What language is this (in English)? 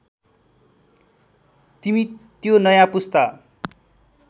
Nepali